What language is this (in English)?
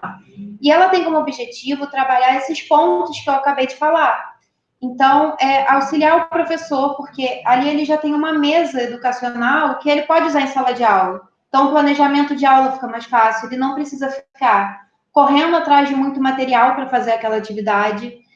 Portuguese